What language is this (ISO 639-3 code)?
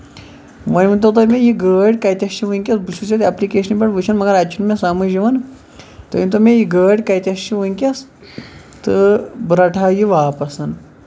kas